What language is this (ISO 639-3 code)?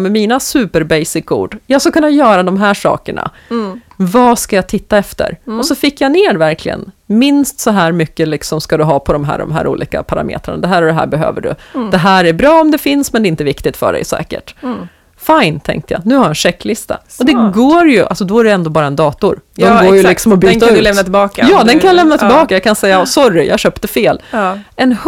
swe